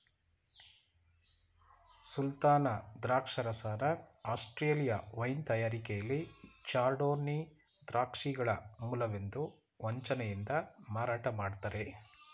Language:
Kannada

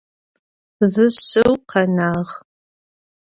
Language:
Adyghe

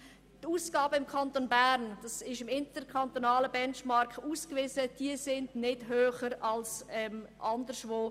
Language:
Swiss German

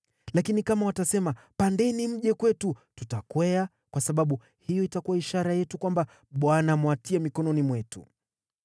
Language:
Swahili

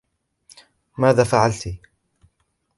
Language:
Arabic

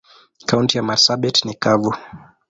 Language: Swahili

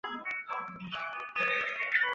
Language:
Chinese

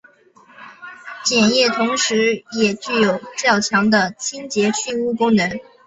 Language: Chinese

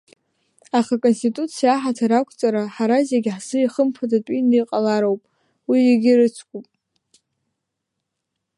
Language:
Abkhazian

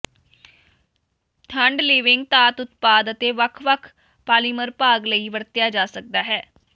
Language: Punjabi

